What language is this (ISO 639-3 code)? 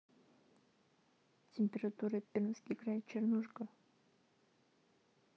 rus